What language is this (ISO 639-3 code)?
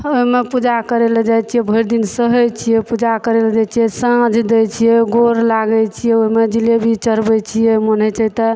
mai